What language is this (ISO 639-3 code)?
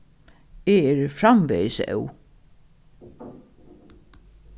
fao